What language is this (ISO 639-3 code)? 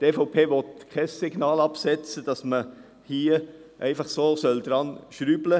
gsw